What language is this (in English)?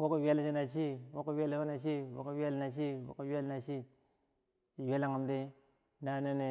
Bangwinji